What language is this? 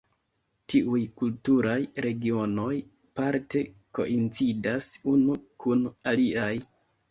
Esperanto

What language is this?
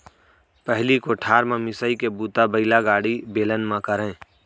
Chhattisgarhi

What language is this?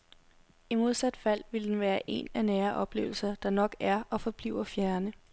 Danish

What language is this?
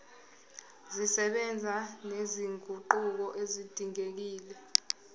Zulu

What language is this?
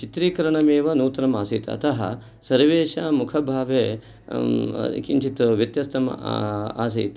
Sanskrit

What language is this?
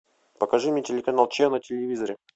Russian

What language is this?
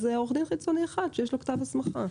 Hebrew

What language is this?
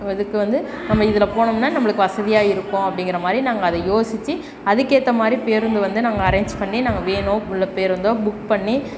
Tamil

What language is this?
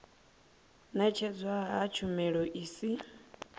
Venda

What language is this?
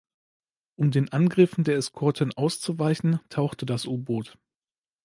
German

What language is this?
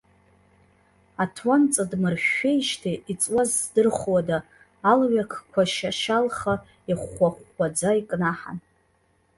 Abkhazian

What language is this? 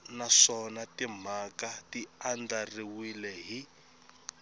Tsonga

